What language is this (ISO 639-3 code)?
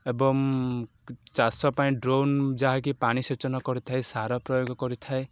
ori